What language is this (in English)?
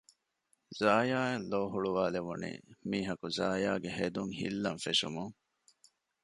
Divehi